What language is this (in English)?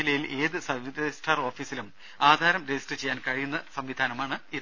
Malayalam